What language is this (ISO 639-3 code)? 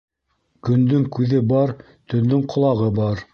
bak